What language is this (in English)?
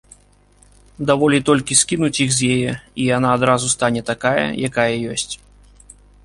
Belarusian